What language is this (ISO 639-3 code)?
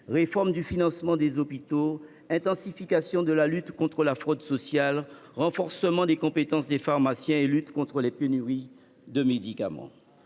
fra